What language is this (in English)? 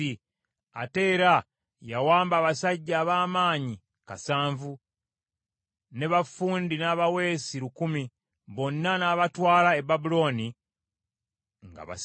Ganda